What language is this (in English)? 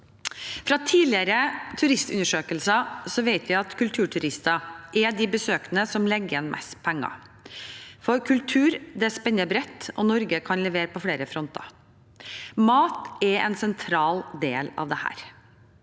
Norwegian